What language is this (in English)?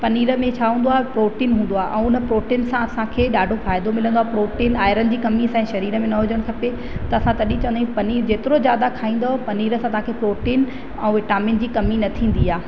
Sindhi